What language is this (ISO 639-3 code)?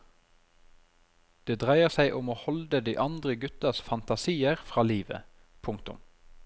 nor